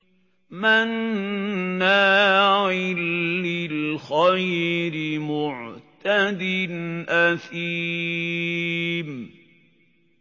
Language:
Arabic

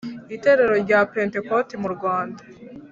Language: Kinyarwanda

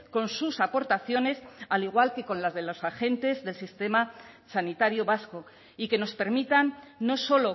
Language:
Spanish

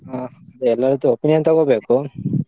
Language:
Kannada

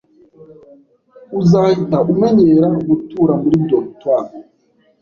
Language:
Kinyarwanda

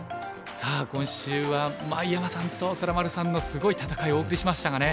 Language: Japanese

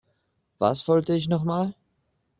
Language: German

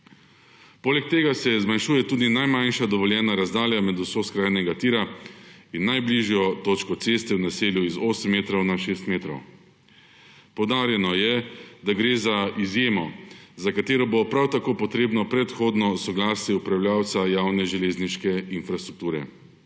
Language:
Slovenian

